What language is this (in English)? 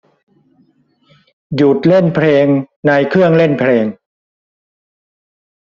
Thai